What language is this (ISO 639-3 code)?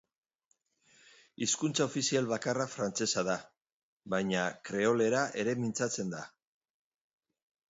eus